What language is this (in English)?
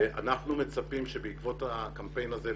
Hebrew